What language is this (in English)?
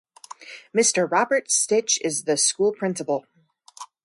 English